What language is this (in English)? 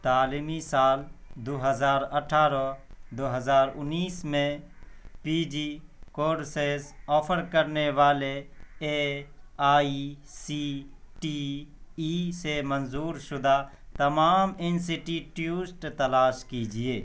Urdu